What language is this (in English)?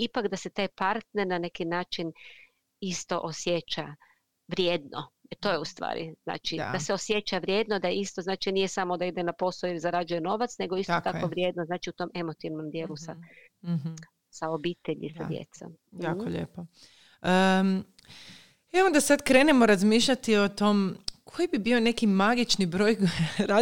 Croatian